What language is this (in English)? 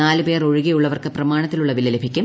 Malayalam